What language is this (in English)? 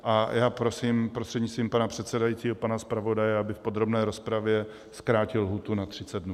Czech